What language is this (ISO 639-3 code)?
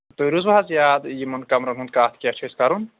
kas